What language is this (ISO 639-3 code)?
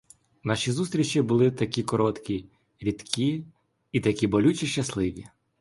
ukr